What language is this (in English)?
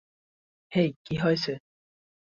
Bangla